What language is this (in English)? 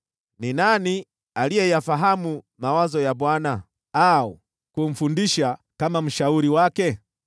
Swahili